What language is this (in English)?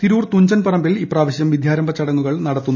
Malayalam